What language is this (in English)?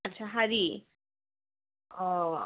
Assamese